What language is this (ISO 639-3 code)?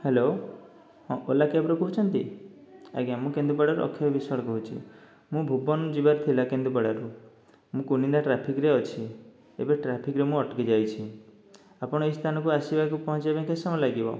ori